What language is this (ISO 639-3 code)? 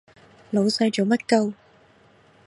yue